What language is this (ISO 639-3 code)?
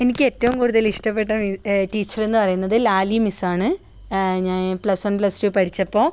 mal